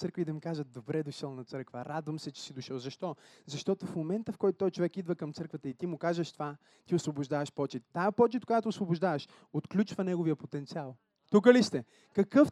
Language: Bulgarian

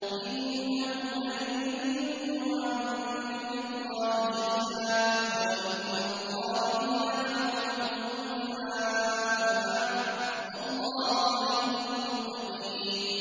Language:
Arabic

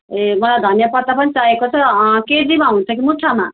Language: Nepali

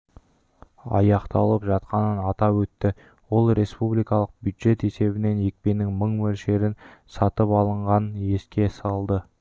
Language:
Kazakh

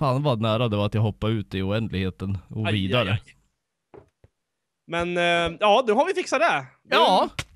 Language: Swedish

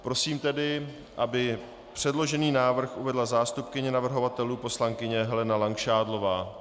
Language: Czech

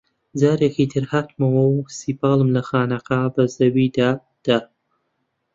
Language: Central Kurdish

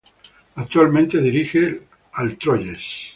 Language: Spanish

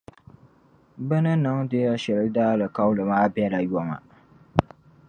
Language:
Dagbani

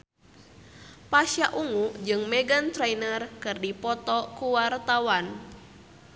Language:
Sundanese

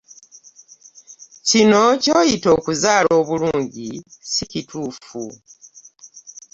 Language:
Ganda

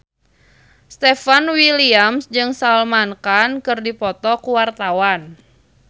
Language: Sundanese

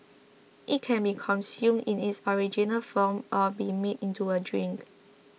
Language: English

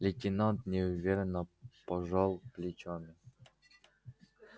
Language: Russian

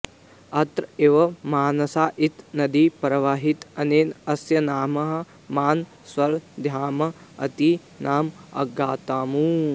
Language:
Sanskrit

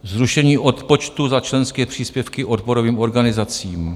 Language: Czech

